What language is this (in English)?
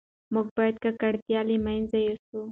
Pashto